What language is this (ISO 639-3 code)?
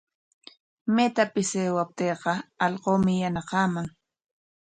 qwa